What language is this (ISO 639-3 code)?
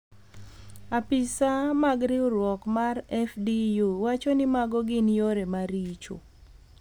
luo